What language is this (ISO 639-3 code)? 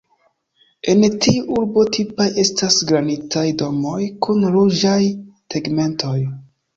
epo